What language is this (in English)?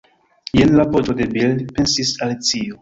Esperanto